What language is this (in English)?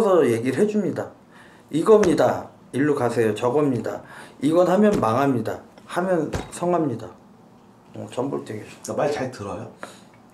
Korean